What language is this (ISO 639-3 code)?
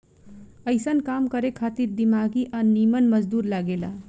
bho